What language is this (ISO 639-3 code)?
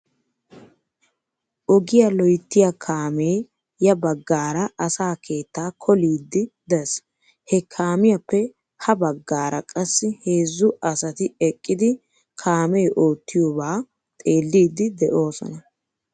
wal